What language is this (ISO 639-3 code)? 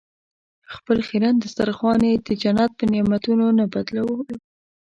pus